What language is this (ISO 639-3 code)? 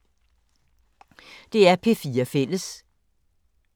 dan